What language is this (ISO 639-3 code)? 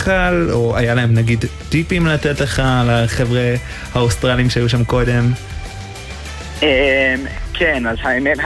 heb